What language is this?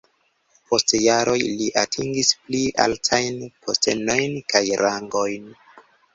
Esperanto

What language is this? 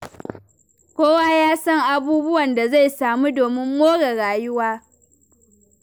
Hausa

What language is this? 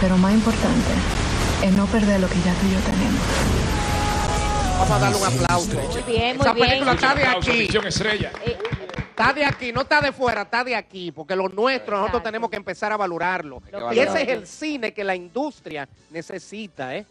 Spanish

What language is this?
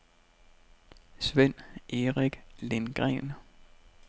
Danish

